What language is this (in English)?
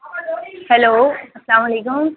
Urdu